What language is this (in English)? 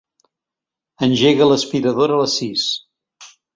Catalan